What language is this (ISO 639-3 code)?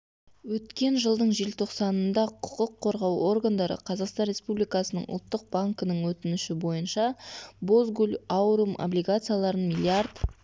kaz